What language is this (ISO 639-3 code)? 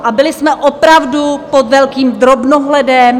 ces